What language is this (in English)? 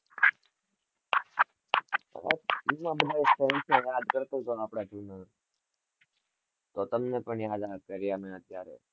Gujarati